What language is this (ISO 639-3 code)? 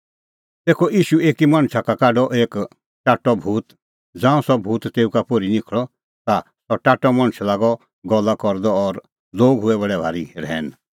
kfx